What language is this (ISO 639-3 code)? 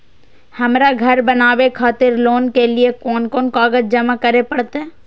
mai